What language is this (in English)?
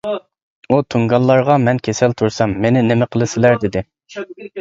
Uyghur